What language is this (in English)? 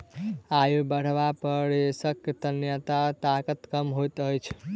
Maithili